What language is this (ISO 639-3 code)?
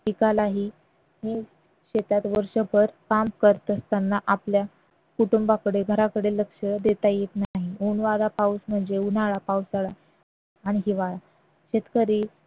mar